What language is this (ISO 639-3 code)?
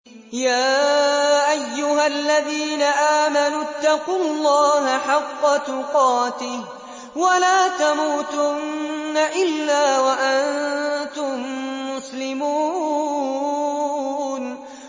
ara